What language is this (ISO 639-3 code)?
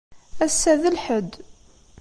kab